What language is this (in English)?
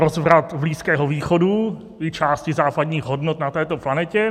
Czech